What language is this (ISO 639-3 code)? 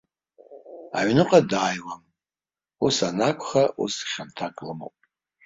abk